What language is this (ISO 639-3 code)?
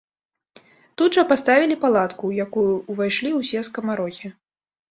bel